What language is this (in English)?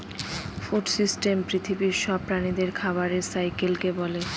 Bangla